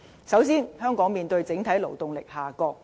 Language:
Cantonese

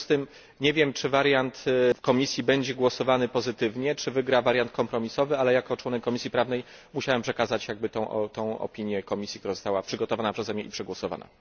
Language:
Polish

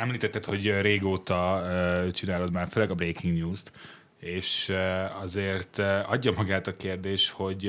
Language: Hungarian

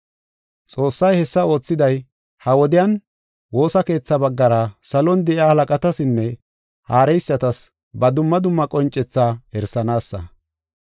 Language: Gofa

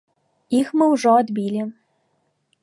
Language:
Belarusian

